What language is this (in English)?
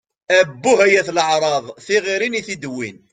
Kabyle